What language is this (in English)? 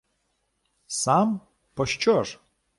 Ukrainian